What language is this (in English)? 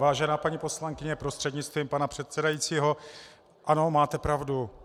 Czech